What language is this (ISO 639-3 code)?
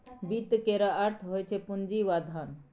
mai